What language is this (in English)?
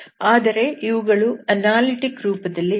Kannada